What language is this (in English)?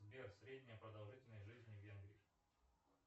Russian